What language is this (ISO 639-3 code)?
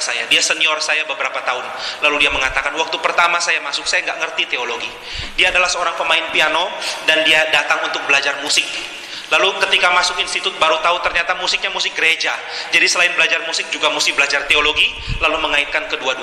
ind